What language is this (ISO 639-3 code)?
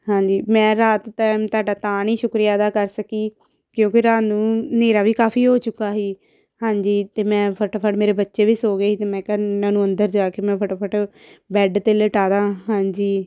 pan